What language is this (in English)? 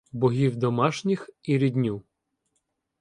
Ukrainian